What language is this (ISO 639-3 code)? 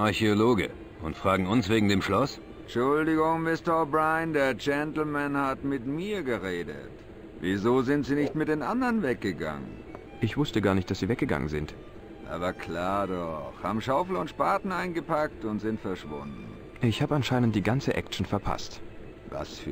deu